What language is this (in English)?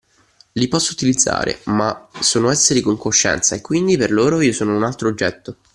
Italian